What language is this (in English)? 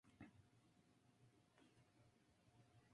Spanish